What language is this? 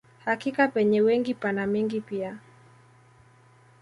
Swahili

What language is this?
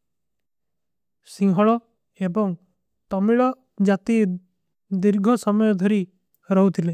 Kui (India)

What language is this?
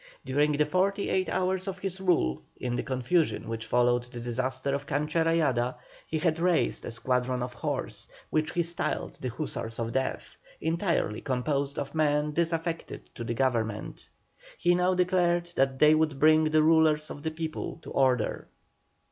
English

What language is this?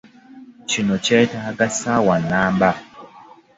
Ganda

